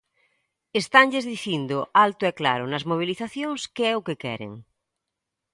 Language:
Galician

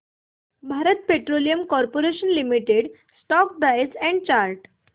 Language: Marathi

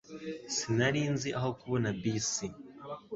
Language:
Kinyarwanda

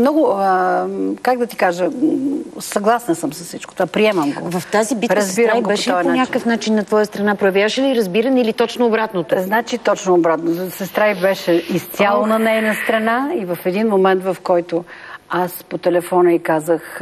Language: Bulgarian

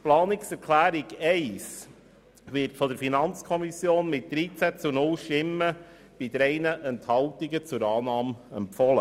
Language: Swiss German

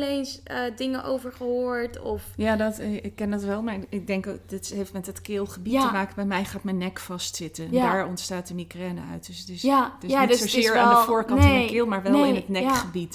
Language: Dutch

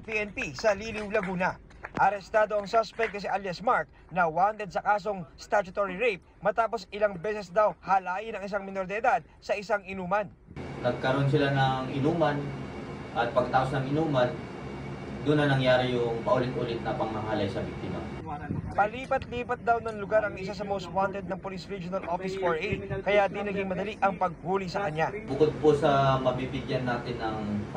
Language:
Filipino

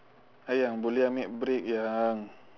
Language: English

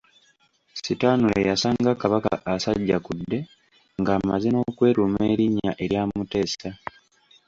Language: Ganda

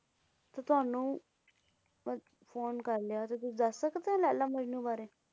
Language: Punjabi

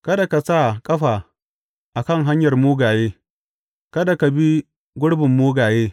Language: Hausa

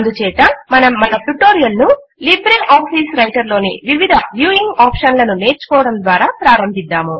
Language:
Telugu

